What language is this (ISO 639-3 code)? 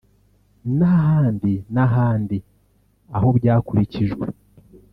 kin